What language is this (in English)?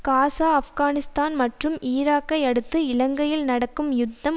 Tamil